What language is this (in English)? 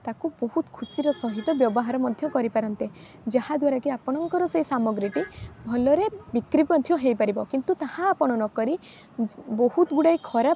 Odia